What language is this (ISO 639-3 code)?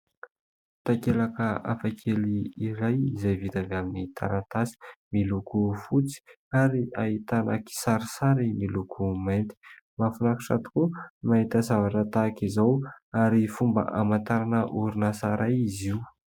mlg